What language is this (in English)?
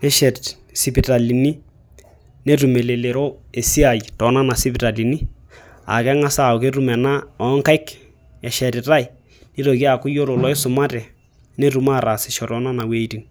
Masai